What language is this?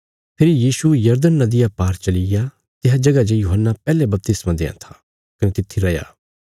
Bilaspuri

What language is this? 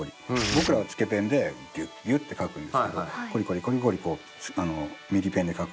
Japanese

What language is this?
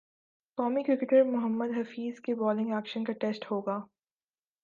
Urdu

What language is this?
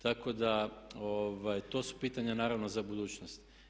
Croatian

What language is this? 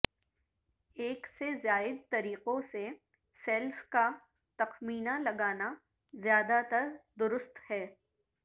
Urdu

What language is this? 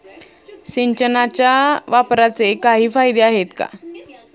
Marathi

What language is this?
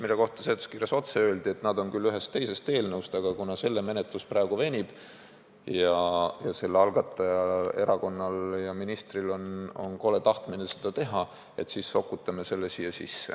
Estonian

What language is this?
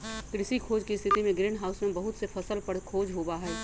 Magahi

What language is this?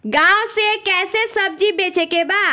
Bhojpuri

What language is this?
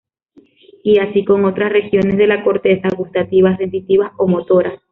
Spanish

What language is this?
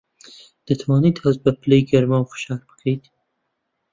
Central Kurdish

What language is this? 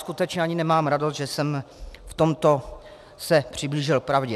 Czech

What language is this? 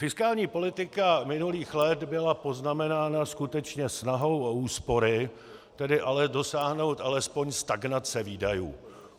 Czech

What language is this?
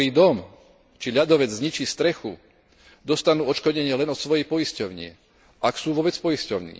Slovak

